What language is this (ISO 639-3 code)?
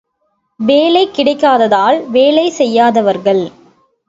tam